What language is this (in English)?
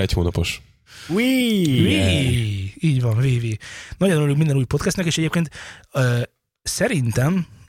Hungarian